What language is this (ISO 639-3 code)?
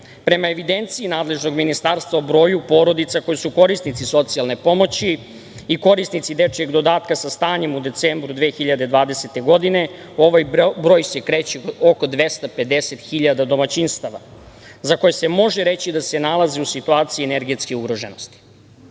srp